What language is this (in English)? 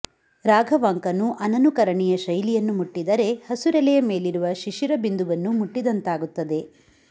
Kannada